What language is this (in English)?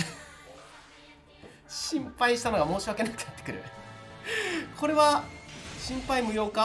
Japanese